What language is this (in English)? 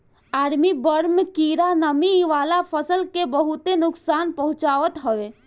Bhojpuri